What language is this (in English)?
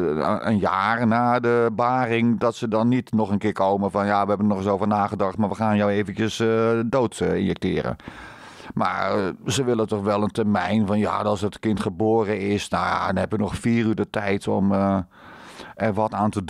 Dutch